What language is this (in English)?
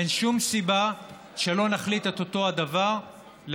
Hebrew